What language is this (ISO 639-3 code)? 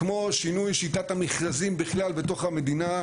heb